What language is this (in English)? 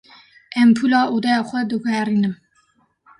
Kurdish